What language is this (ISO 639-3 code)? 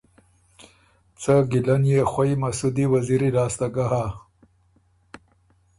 oru